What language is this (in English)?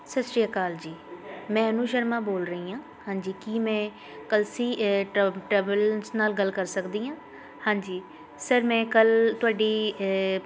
Punjabi